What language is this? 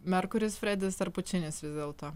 Lithuanian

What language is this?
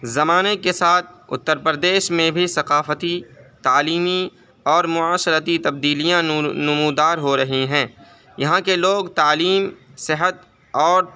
Urdu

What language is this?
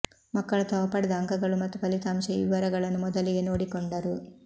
Kannada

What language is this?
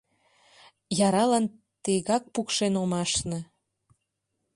Mari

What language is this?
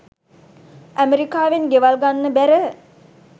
Sinhala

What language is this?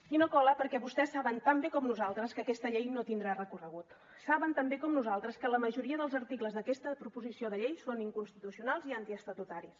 Catalan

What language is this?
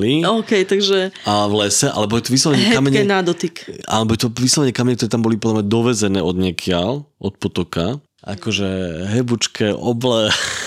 Slovak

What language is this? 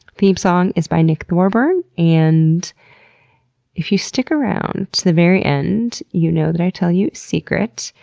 English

